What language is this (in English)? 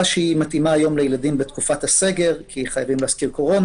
Hebrew